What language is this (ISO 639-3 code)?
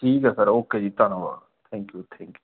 pan